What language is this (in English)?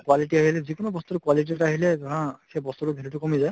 Assamese